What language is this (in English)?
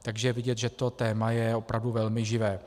Czech